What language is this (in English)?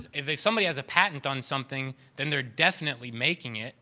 English